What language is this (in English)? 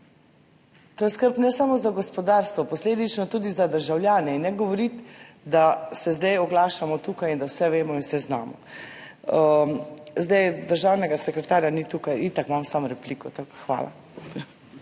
Slovenian